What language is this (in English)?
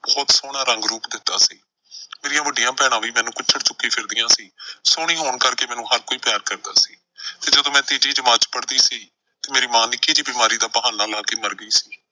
Punjabi